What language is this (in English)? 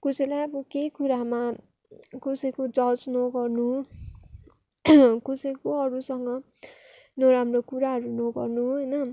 Nepali